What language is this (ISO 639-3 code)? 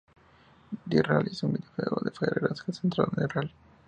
spa